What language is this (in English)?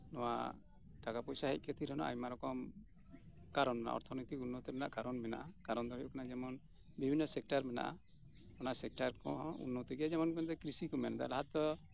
Santali